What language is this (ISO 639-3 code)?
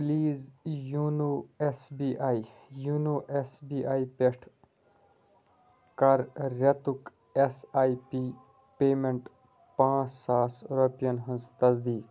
kas